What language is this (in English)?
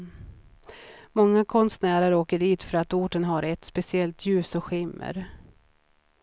Swedish